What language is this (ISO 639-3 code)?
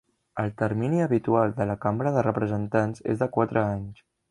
cat